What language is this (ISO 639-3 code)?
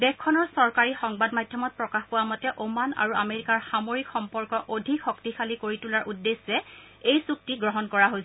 asm